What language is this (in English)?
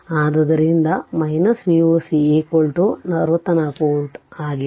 Kannada